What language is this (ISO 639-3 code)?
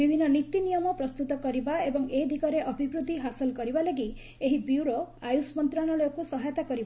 ori